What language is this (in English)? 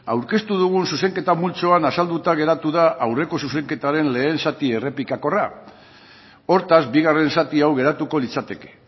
Basque